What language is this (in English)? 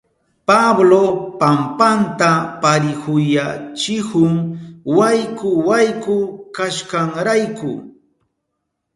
Southern Pastaza Quechua